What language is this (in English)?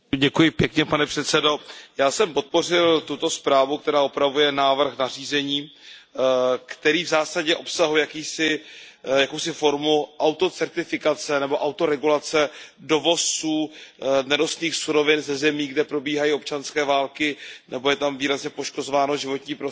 Czech